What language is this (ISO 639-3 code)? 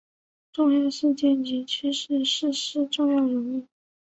zho